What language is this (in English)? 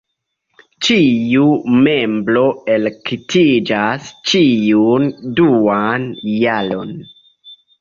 Esperanto